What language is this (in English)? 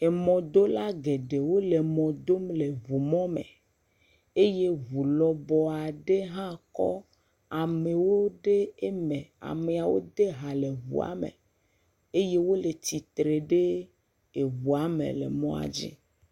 Ewe